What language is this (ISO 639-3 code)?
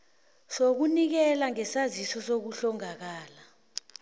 nbl